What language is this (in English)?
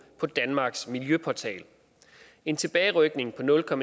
Danish